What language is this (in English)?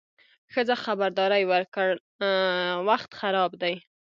Pashto